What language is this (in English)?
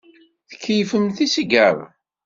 Kabyle